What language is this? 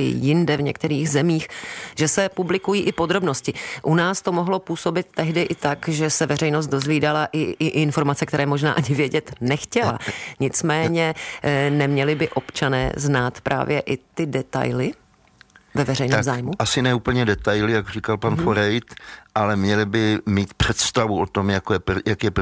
Czech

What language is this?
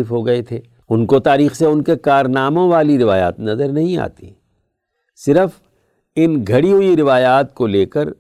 Urdu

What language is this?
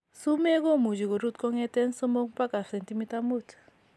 Kalenjin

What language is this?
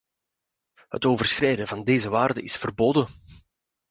Dutch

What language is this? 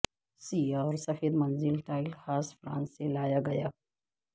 Urdu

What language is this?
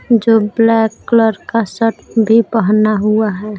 Hindi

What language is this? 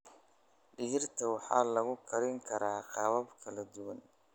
Somali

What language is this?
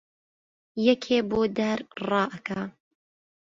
Central Kurdish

